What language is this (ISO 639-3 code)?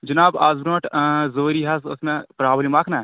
kas